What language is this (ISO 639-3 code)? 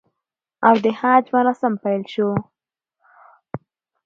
pus